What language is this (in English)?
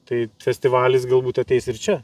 Lithuanian